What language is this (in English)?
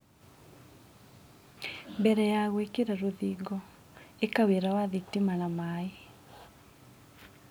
Kikuyu